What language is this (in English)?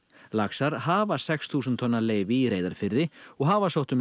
Icelandic